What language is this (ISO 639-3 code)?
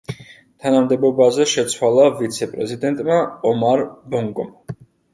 kat